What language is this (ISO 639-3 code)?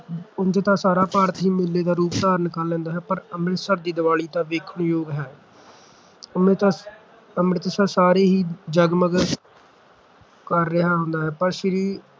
pan